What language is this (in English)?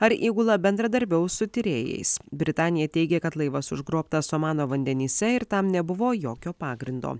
Lithuanian